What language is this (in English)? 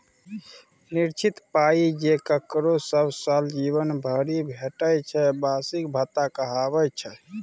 Maithili